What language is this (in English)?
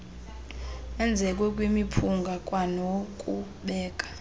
Xhosa